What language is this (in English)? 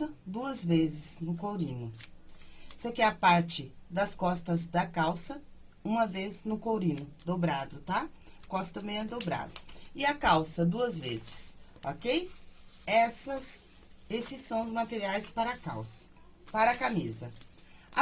Portuguese